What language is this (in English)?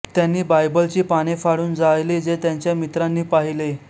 Marathi